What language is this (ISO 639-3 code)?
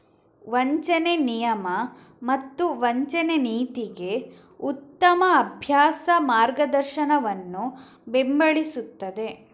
kan